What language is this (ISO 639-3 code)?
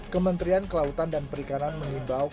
ind